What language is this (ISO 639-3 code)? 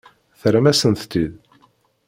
kab